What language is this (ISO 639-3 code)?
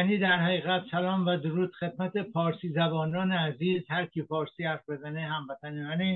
fas